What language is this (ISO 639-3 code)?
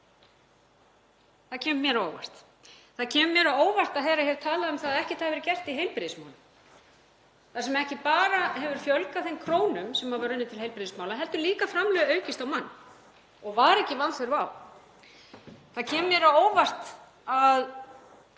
isl